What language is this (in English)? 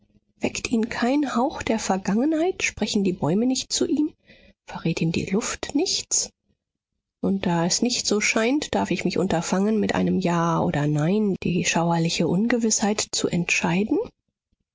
German